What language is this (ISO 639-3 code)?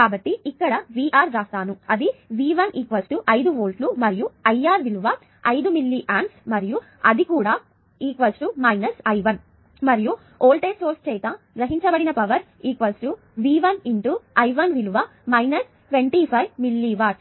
tel